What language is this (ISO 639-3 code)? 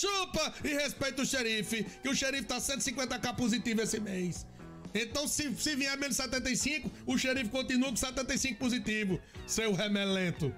por